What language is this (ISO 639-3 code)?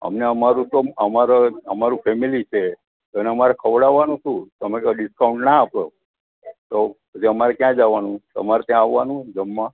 guj